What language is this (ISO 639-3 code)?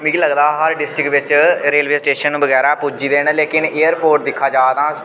doi